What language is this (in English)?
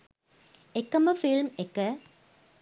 Sinhala